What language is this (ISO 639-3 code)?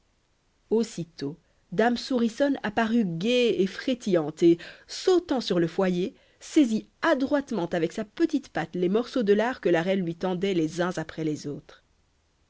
fra